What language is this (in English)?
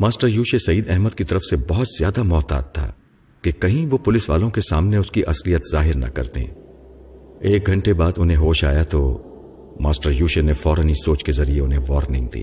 Urdu